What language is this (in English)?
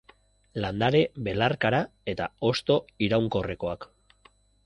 Basque